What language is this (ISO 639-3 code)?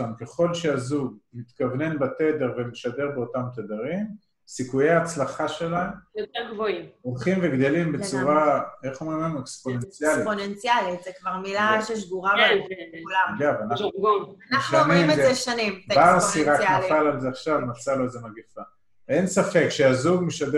heb